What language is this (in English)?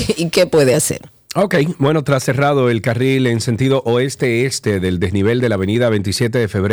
Spanish